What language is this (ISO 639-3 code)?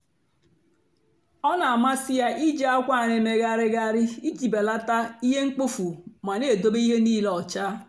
ibo